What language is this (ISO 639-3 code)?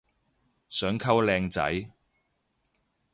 yue